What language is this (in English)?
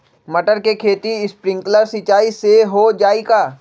Magahi